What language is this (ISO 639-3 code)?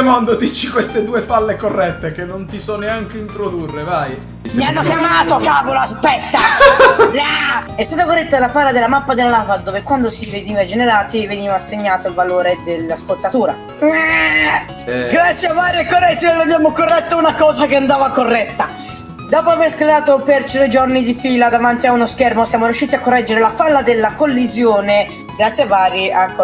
ita